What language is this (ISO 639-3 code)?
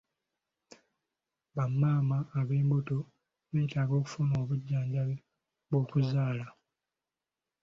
lug